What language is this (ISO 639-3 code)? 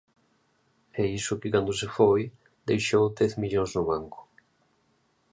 glg